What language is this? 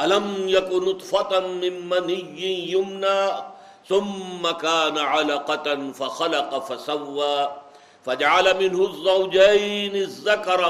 Urdu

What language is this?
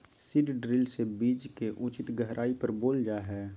Magahi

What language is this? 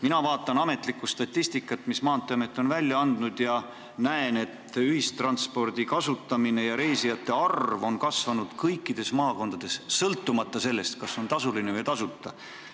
Estonian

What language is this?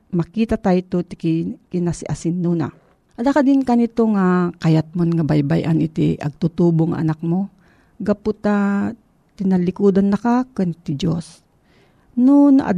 Filipino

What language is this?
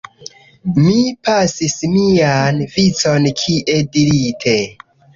Esperanto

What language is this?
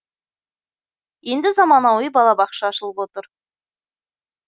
Kazakh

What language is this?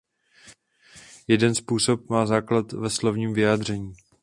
Czech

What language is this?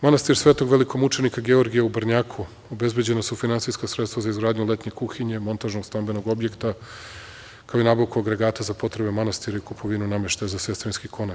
Serbian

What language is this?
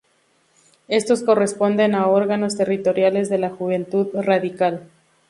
Spanish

